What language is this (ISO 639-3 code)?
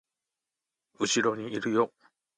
jpn